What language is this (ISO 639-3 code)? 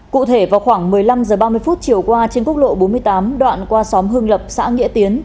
vie